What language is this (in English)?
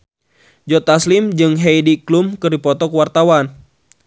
Sundanese